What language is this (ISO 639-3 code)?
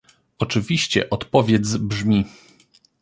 pol